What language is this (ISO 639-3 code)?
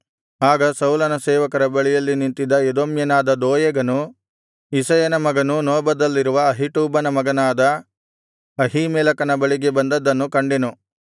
kan